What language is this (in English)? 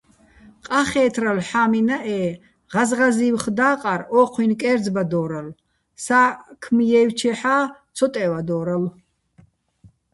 Bats